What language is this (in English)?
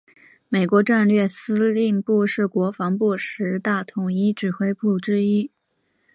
Chinese